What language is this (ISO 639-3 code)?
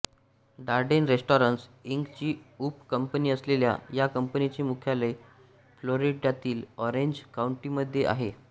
mar